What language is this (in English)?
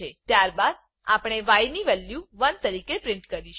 Gujarati